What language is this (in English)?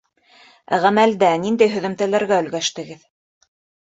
Bashkir